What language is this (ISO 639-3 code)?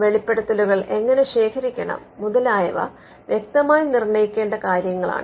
mal